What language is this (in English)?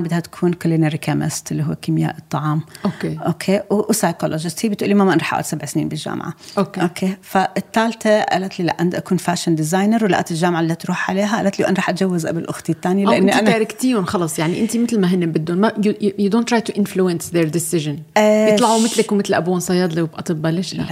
Arabic